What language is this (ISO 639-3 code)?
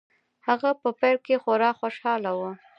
pus